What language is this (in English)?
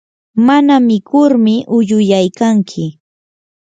Yanahuanca Pasco Quechua